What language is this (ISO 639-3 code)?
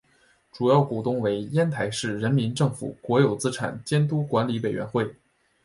zho